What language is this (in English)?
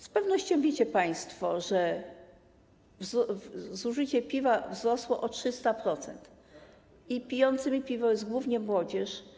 Polish